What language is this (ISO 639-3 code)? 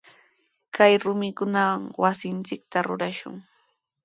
qws